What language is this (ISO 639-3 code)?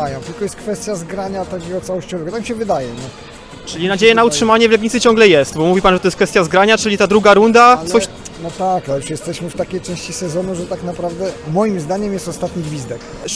pol